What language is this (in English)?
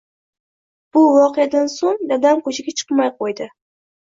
Uzbek